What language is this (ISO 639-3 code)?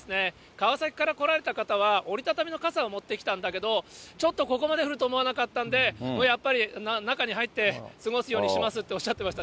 jpn